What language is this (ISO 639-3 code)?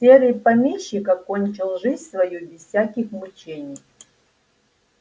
rus